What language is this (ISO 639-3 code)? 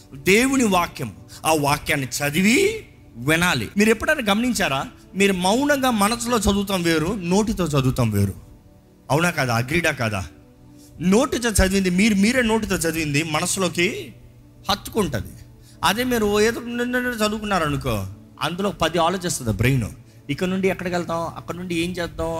tel